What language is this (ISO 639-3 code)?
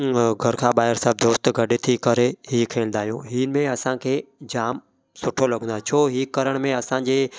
snd